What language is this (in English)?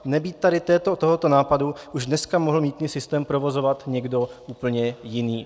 Czech